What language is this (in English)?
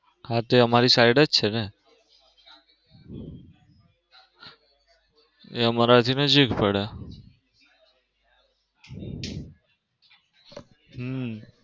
Gujarati